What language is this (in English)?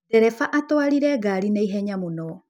Kikuyu